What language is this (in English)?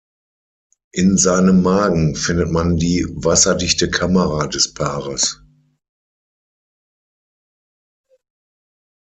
German